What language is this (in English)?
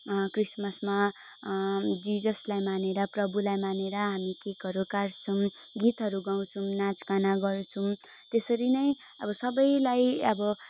Nepali